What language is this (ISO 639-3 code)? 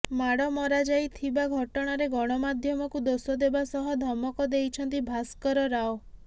ori